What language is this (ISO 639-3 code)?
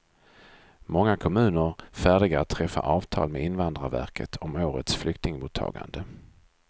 swe